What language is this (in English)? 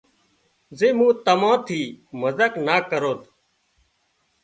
Wadiyara Koli